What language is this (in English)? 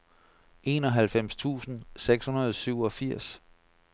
Danish